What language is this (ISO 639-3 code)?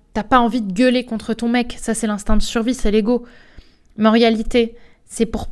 fra